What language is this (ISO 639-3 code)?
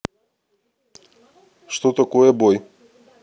rus